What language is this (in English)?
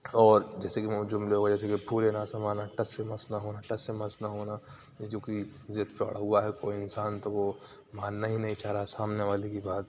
Urdu